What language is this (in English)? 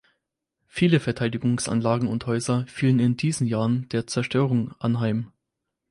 German